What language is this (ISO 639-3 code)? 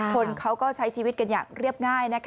tha